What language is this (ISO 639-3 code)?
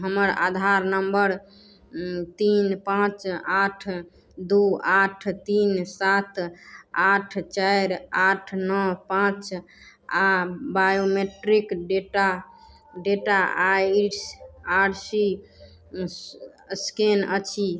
mai